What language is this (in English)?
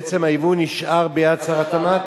Hebrew